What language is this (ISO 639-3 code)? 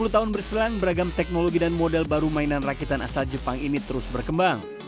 ind